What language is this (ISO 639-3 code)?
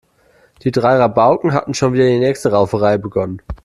deu